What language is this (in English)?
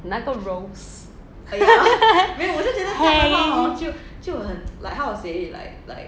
English